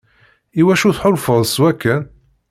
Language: Kabyle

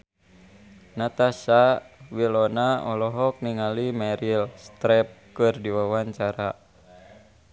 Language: Sundanese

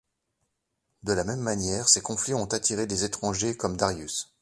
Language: French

